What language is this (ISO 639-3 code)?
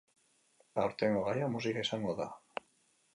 eus